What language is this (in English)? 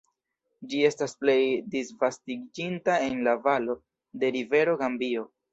Esperanto